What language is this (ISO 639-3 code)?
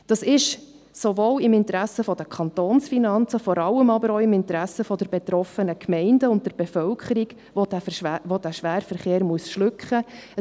gsw